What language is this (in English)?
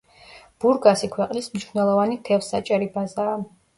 Georgian